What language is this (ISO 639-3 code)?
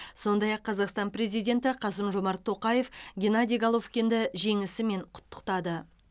kaz